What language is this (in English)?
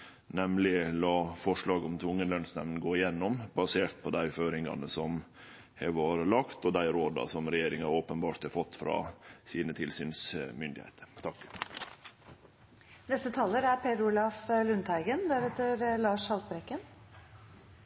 Norwegian Nynorsk